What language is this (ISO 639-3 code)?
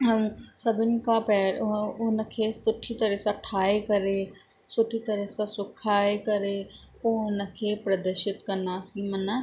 snd